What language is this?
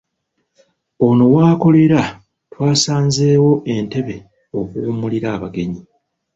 Ganda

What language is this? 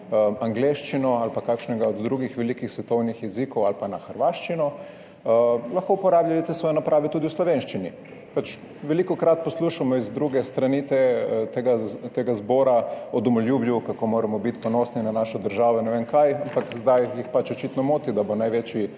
Slovenian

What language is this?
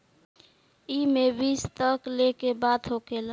Bhojpuri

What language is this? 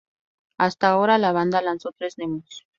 Spanish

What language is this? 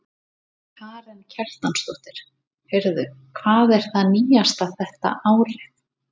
Icelandic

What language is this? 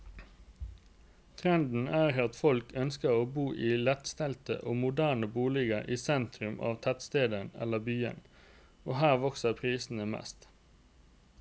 Norwegian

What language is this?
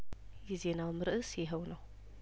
Amharic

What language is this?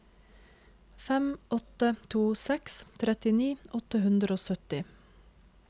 Norwegian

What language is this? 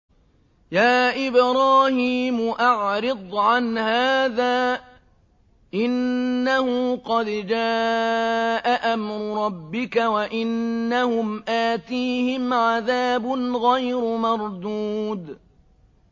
Arabic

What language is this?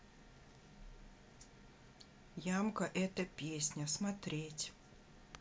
Russian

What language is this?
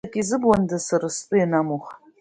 Abkhazian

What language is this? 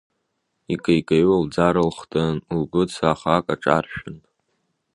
Abkhazian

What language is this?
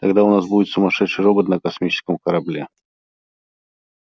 Russian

